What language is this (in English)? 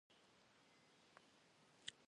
Kabardian